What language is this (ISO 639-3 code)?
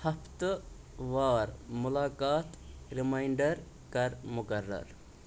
kas